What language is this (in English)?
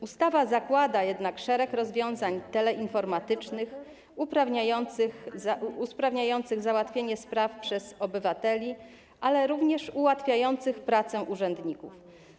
Polish